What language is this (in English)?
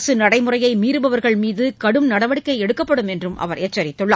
Tamil